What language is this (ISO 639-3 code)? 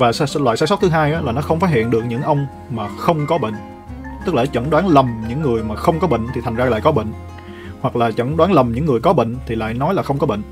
vie